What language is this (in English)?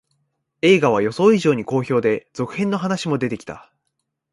Japanese